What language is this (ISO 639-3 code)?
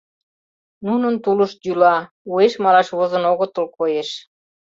chm